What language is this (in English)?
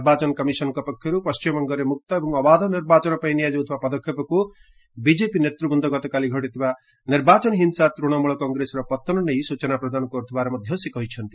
Odia